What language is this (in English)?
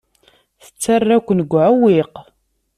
Kabyle